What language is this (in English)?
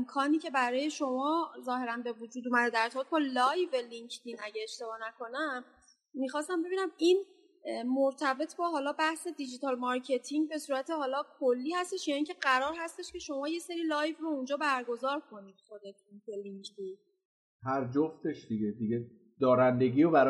Persian